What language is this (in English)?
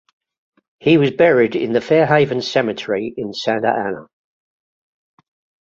English